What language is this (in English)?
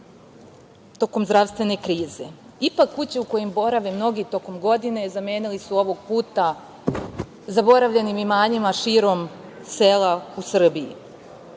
Serbian